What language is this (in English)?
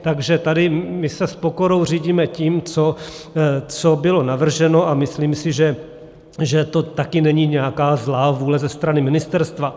Czech